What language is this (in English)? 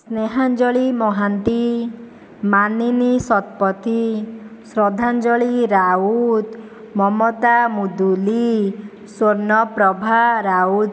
Odia